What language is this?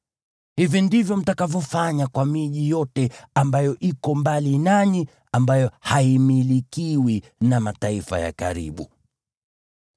Swahili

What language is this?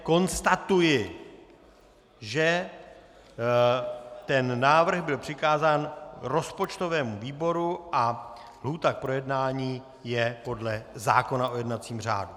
Czech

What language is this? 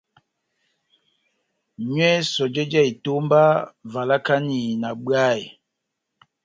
Batanga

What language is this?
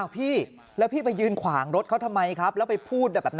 Thai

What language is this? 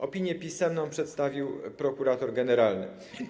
Polish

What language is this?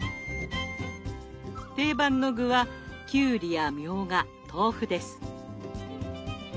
Japanese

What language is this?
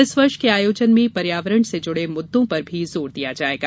Hindi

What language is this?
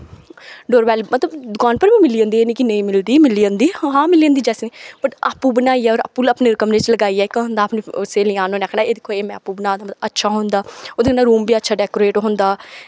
Dogri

